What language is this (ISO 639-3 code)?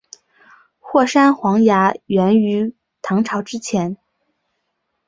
zho